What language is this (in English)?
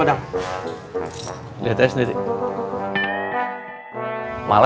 Indonesian